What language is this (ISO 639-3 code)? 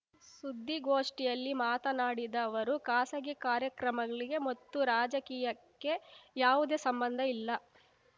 kan